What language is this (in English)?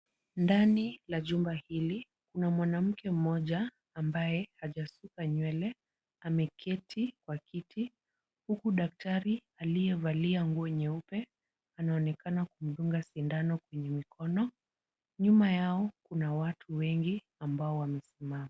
Swahili